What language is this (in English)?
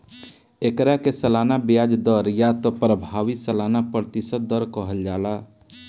Bhojpuri